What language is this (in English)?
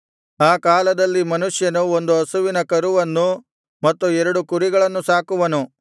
Kannada